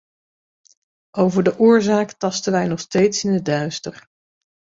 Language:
Dutch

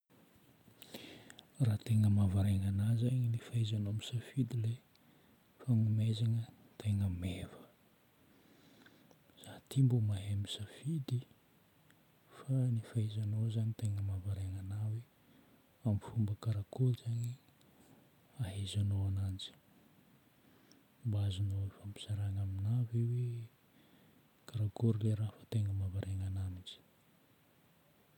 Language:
Northern Betsimisaraka Malagasy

